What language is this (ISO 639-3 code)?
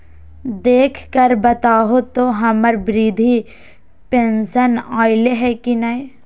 mag